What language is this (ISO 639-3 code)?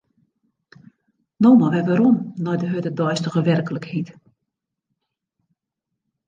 fry